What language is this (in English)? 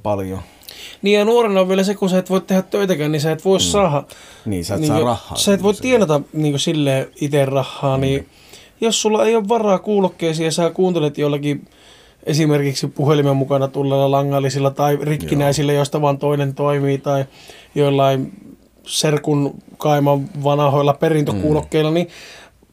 Finnish